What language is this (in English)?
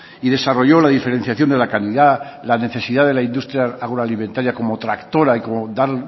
Spanish